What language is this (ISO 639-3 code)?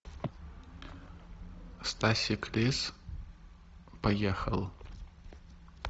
rus